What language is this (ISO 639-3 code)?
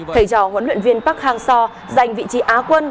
vie